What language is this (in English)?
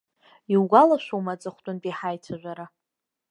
Abkhazian